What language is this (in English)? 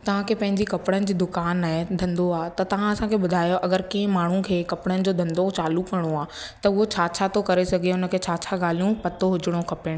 Sindhi